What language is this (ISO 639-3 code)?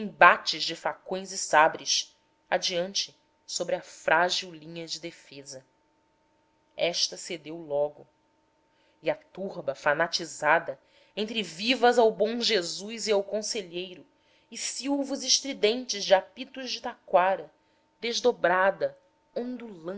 por